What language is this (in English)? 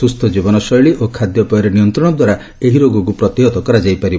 Odia